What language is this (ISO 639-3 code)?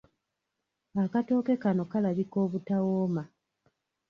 lug